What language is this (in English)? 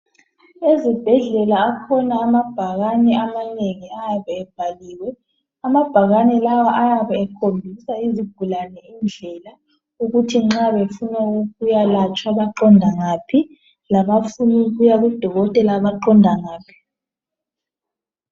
North Ndebele